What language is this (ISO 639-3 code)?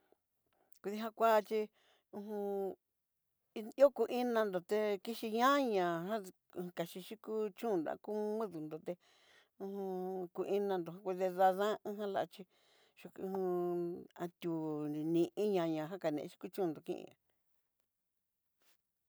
mxy